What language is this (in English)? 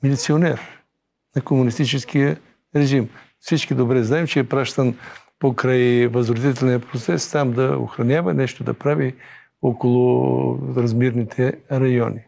Bulgarian